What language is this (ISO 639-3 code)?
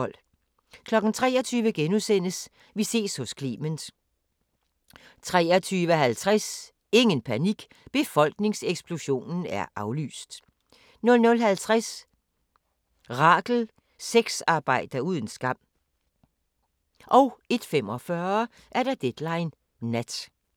dan